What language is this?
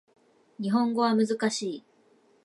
Japanese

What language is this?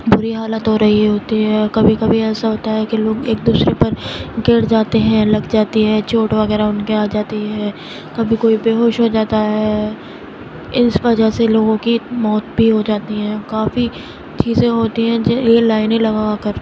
Urdu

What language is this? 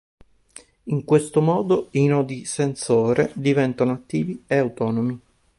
Italian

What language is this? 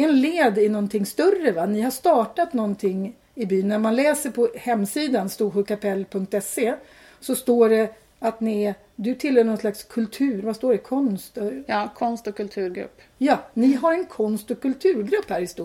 Swedish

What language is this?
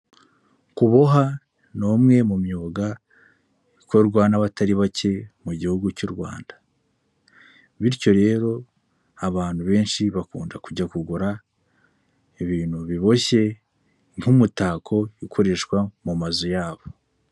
Kinyarwanda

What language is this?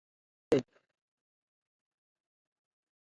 Ebrié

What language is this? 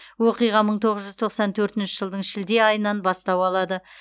Kazakh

